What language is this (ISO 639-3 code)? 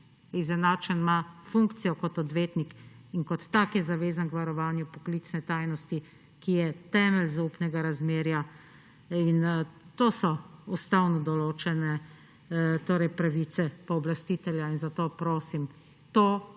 slv